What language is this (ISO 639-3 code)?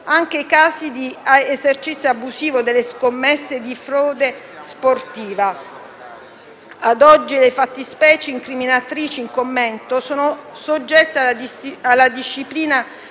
ita